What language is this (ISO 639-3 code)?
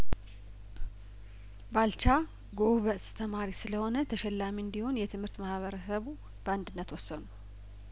amh